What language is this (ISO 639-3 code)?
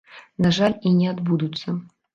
bel